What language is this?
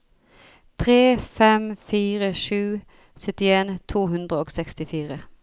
Norwegian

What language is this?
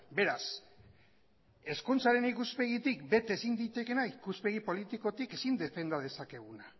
Basque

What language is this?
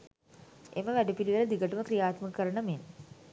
Sinhala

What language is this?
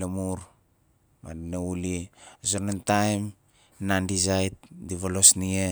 Nalik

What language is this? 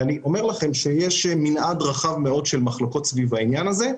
Hebrew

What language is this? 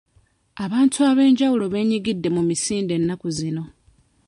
Ganda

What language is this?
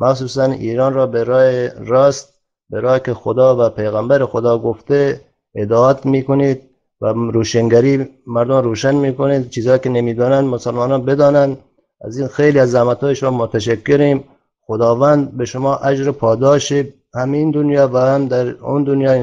Persian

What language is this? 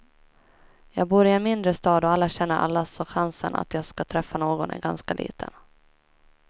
Swedish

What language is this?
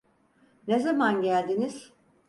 Turkish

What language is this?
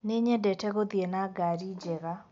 Kikuyu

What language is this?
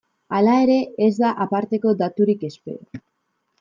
Basque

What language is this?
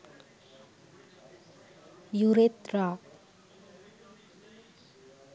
Sinhala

